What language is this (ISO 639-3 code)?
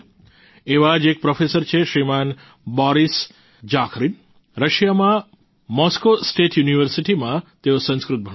guj